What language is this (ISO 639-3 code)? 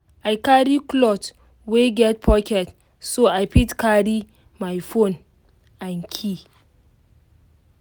pcm